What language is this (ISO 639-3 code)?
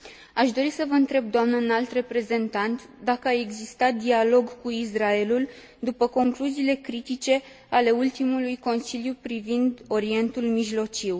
ron